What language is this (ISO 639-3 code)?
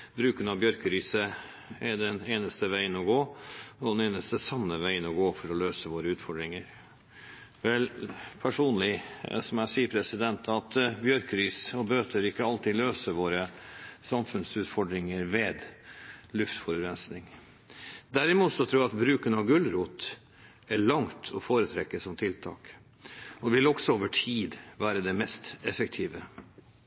nob